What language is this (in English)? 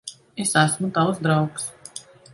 Latvian